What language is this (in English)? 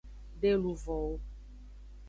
Aja (Benin)